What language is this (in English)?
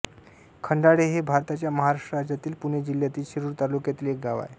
Marathi